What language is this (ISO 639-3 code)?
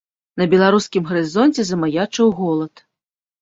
bel